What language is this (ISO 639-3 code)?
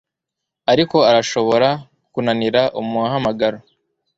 kin